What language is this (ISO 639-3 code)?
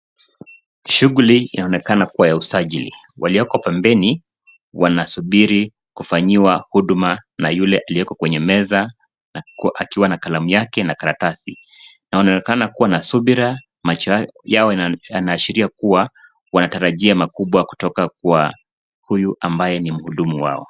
swa